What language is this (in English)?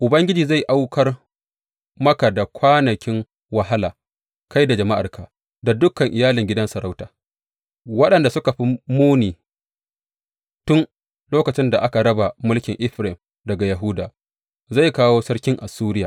Hausa